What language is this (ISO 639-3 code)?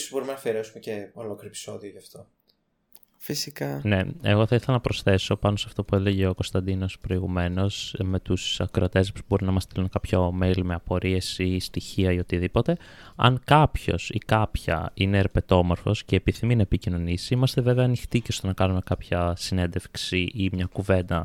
ell